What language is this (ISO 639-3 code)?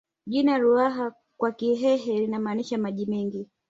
swa